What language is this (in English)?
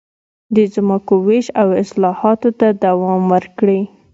Pashto